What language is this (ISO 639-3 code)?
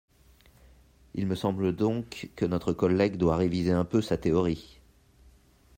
fra